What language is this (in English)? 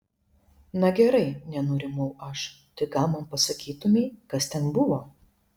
Lithuanian